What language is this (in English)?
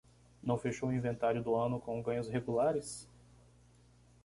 Portuguese